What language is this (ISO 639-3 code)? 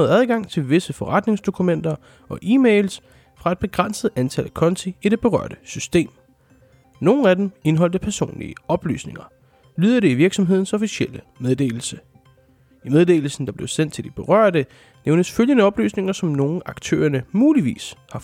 dan